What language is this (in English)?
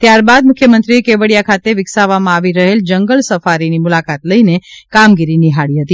Gujarati